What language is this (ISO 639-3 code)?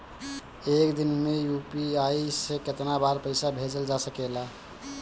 bho